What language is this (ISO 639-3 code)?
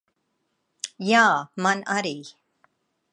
lav